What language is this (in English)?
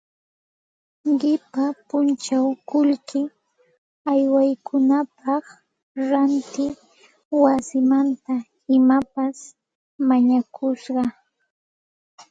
Santa Ana de Tusi Pasco Quechua